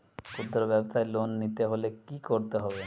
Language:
Bangla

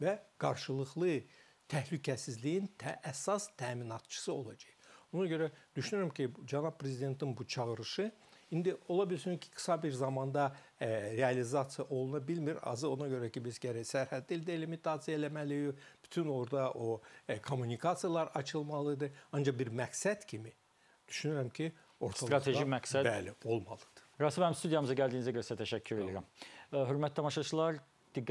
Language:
Turkish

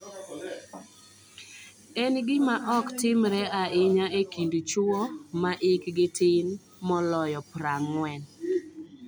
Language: Luo (Kenya and Tanzania)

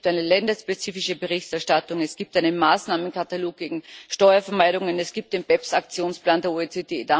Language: German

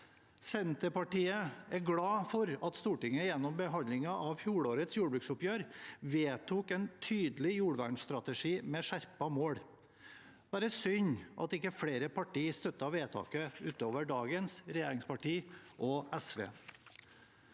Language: Norwegian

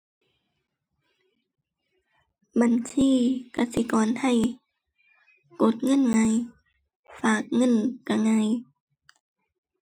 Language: Thai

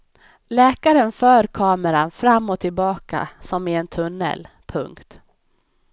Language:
Swedish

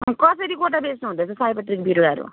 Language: Nepali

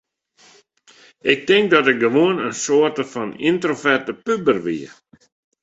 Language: Western Frisian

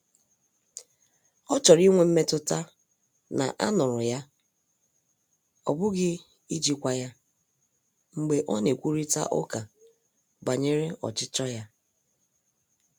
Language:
Igbo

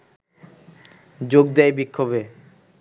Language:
Bangla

